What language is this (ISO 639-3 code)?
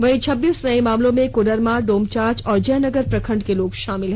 hin